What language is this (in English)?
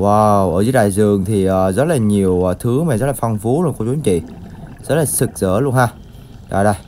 Vietnamese